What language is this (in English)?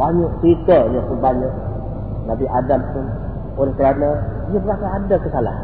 Malay